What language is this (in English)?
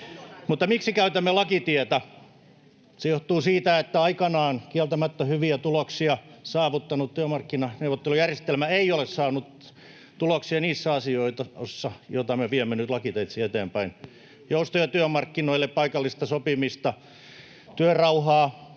Finnish